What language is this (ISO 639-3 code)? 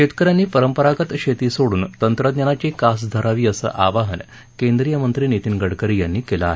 mar